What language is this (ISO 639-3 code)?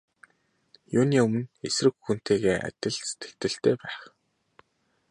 mon